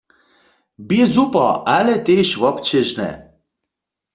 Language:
Upper Sorbian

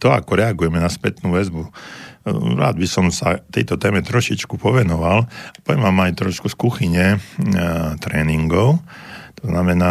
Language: Slovak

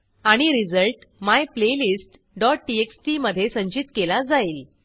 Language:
Marathi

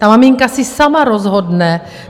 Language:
Czech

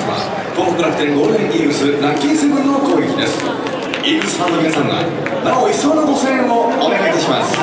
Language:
Japanese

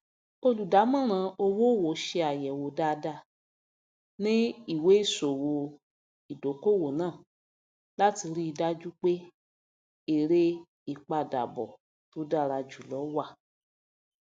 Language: Yoruba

